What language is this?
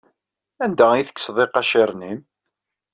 Kabyle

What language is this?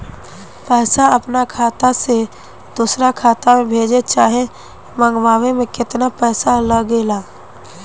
Bhojpuri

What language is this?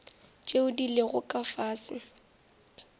Northern Sotho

